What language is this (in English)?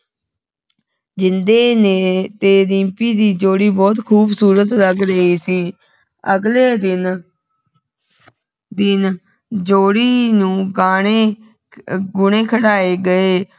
Punjabi